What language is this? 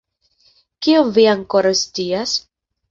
Esperanto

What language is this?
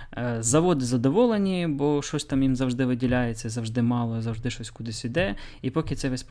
Ukrainian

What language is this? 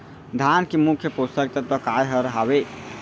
Chhattisgarhi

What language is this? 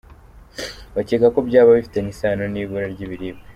Kinyarwanda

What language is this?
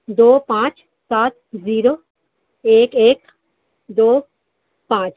Urdu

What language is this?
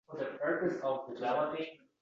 Uzbek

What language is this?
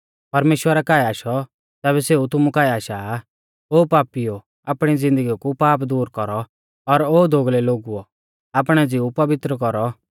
Mahasu Pahari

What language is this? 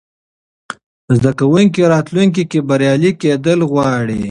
Pashto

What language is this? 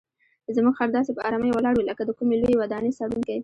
Pashto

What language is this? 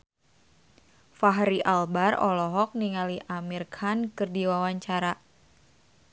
Sundanese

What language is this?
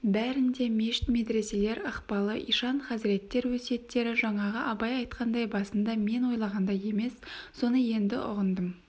Kazakh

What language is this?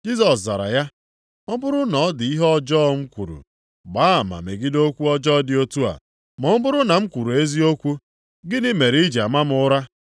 Igbo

